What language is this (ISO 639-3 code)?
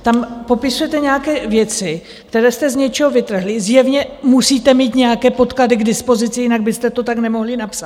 ces